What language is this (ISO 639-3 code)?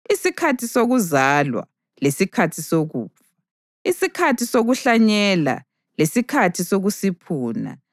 nde